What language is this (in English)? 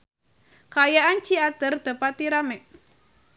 Sundanese